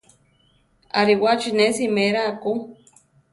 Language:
Central Tarahumara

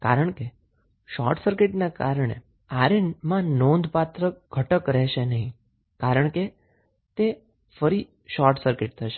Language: Gujarati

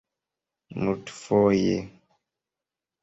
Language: Esperanto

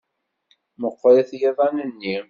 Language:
Kabyle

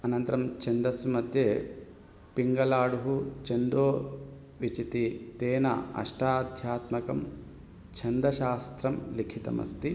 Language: Sanskrit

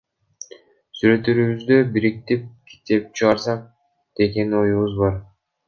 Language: Kyrgyz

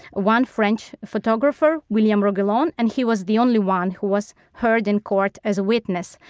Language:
English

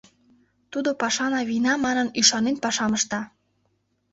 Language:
Mari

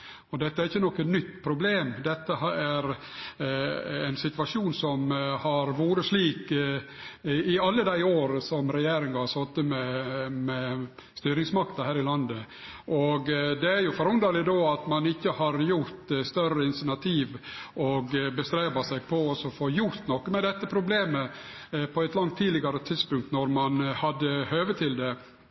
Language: Norwegian Nynorsk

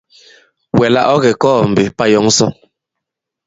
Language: Bankon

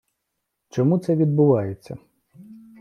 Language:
Ukrainian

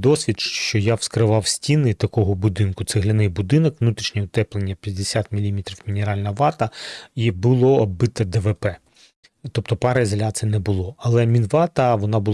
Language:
Ukrainian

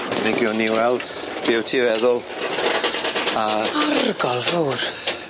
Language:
Welsh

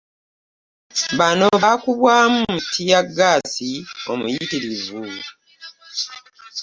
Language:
Ganda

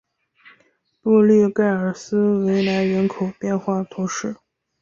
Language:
Chinese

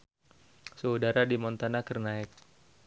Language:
Sundanese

